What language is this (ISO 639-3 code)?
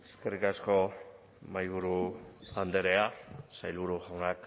eus